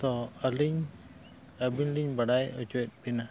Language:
Santali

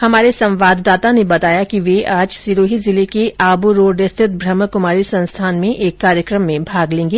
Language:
Hindi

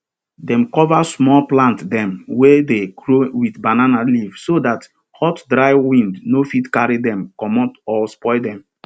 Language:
Nigerian Pidgin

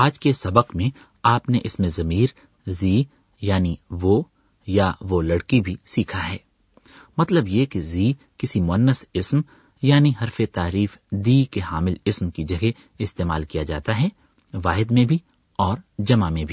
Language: Urdu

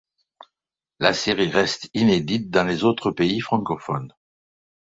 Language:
French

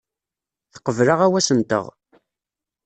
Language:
Kabyle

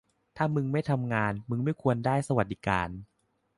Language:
Thai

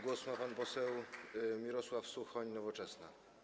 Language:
Polish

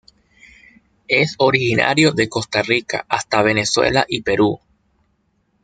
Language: Spanish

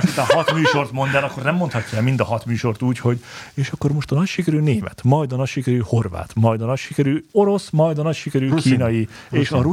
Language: Hungarian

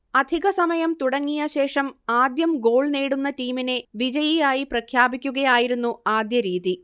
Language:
Malayalam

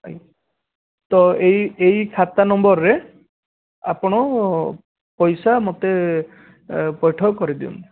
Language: Odia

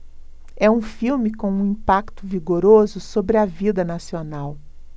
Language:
Portuguese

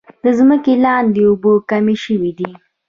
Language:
Pashto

